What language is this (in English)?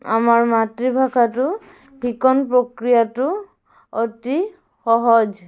Assamese